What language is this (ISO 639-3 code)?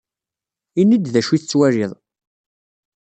kab